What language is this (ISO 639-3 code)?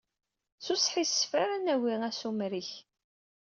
kab